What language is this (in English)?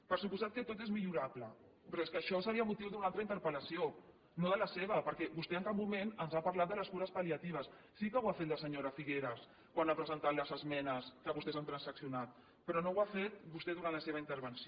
Catalan